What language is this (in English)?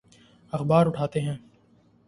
Urdu